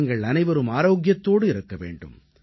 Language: Tamil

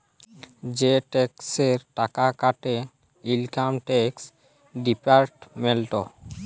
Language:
Bangla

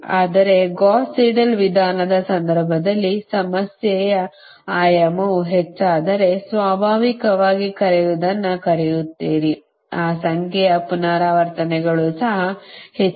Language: Kannada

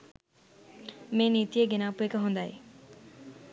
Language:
Sinhala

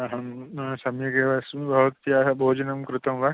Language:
Sanskrit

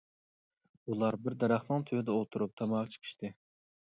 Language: Uyghur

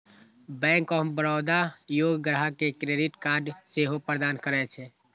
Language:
Maithili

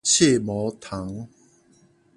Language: Min Nan Chinese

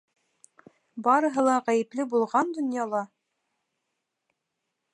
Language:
Bashkir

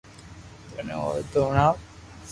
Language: Loarki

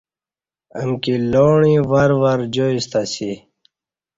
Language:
Kati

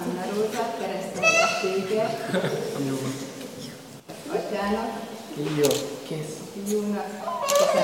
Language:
Hungarian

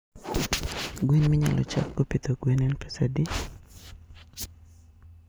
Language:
Luo (Kenya and Tanzania)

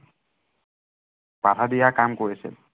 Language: Assamese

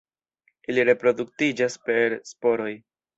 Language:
Esperanto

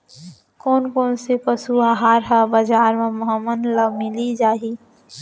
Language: Chhattisgarhi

